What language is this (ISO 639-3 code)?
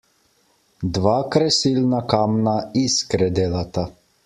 slv